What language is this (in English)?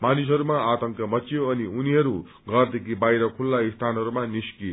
Nepali